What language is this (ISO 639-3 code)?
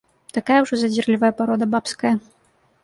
bel